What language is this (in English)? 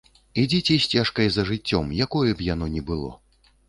Belarusian